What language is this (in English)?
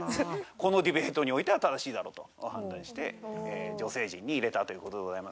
Japanese